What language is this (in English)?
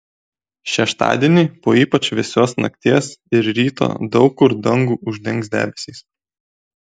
Lithuanian